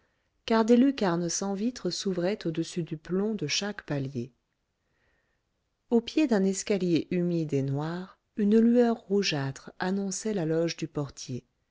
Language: French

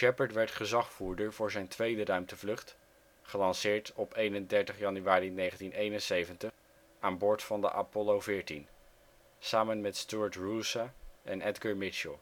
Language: Dutch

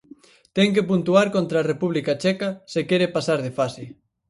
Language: Galician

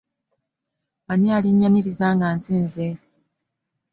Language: Ganda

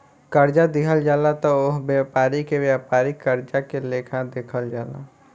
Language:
Bhojpuri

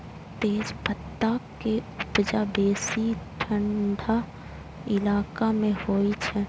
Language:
Maithili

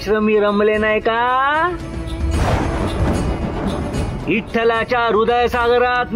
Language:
Hindi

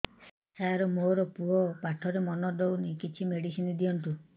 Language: Odia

